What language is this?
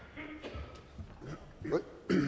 Danish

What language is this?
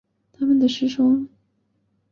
Chinese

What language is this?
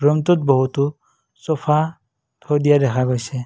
Assamese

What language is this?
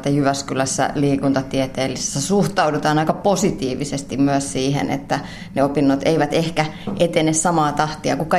Finnish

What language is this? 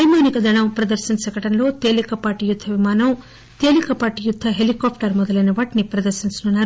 Telugu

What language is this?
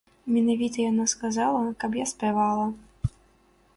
Belarusian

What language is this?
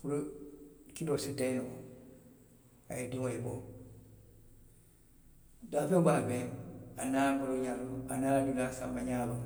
Western Maninkakan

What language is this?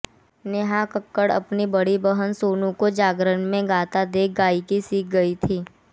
Hindi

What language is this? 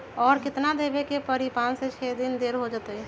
Magahi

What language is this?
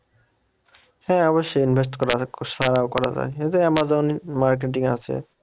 Bangla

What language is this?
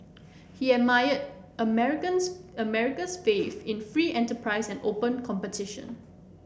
English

